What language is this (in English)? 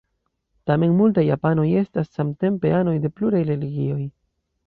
Esperanto